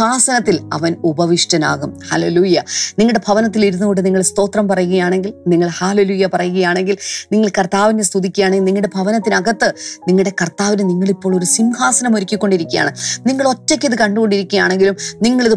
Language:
Malayalam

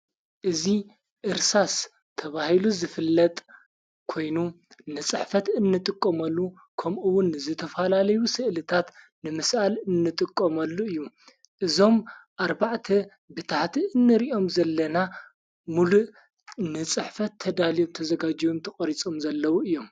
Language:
Tigrinya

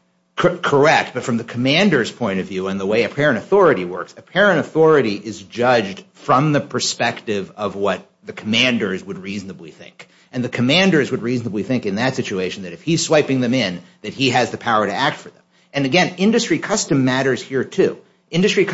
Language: English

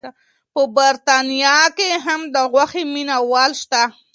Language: Pashto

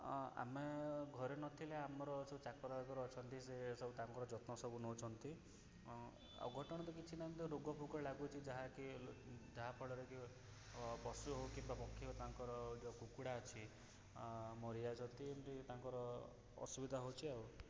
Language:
Odia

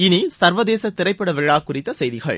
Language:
Tamil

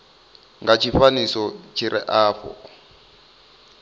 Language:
Venda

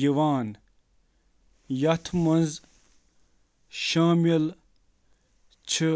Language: Kashmiri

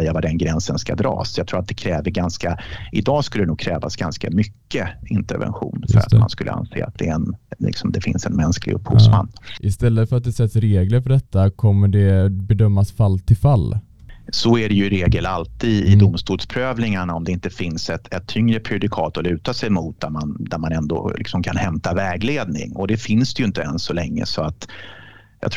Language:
Swedish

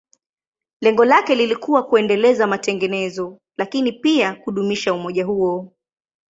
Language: Swahili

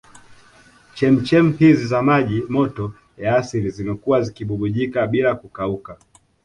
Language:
Swahili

